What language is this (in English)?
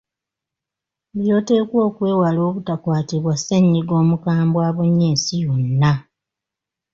Ganda